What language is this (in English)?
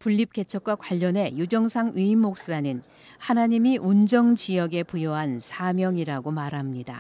Korean